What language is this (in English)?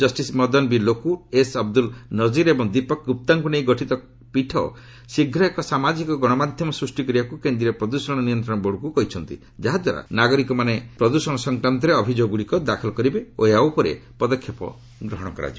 Odia